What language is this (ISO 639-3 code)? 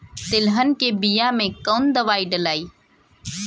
bho